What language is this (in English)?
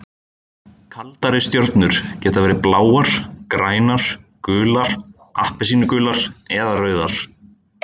Icelandic